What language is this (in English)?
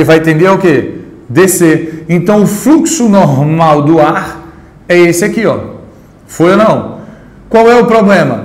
Portuguese